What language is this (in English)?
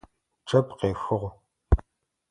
Adyghe